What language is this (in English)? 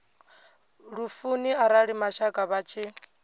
Venda